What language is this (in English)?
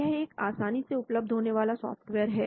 Hindi